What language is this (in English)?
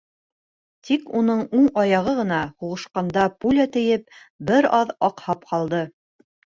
Bashkir